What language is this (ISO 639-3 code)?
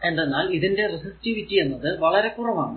mal